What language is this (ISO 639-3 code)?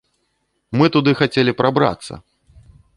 bel